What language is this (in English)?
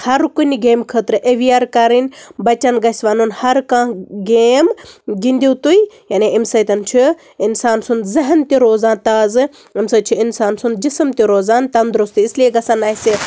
Kashmiri